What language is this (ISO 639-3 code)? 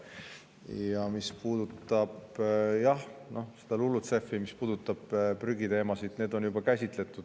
est